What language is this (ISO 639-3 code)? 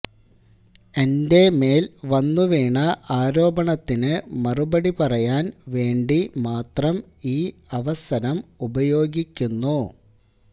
mal